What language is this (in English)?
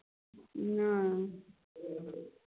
Maithili